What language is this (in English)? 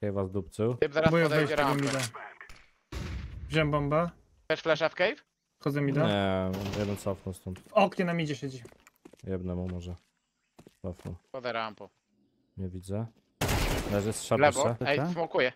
Polish